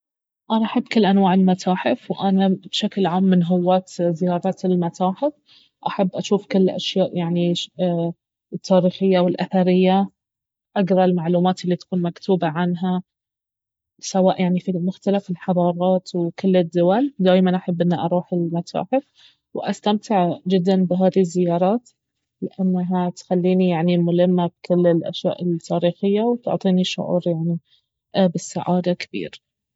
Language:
Baharna Arabic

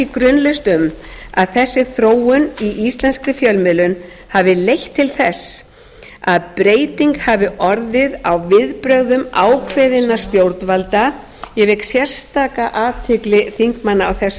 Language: Icelandic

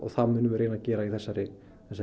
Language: Icelandic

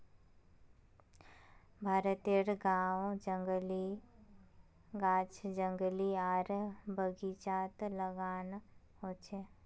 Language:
Magahi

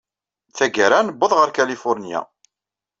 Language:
Kabyle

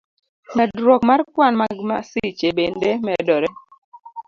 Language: Luo (Kenya and Tanzania)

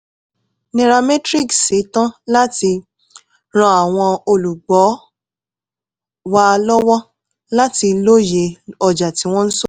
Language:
Yoruba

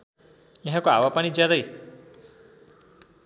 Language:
Nepali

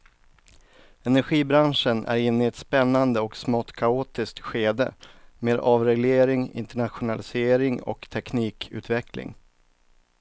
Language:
Swedish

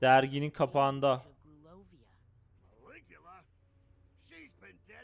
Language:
Turkish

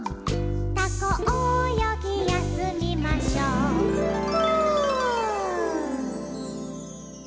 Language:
Japanese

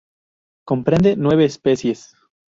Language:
Spanish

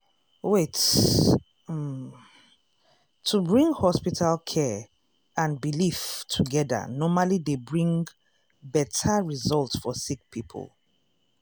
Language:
Nigerian Pidgin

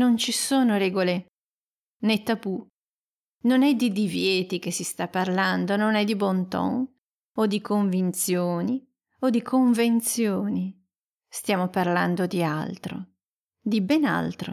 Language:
Italian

